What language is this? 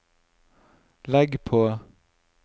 Norwegian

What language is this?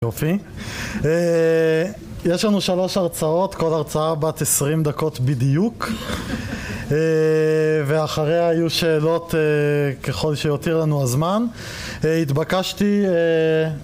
Hebrew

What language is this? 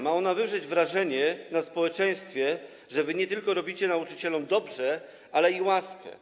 Polish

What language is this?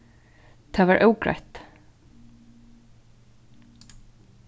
Faroese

